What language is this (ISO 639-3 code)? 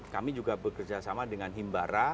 ind